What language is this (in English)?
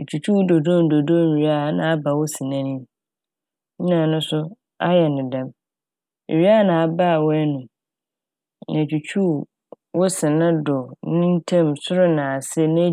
Akan